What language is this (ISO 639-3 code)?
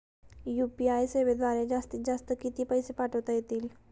mar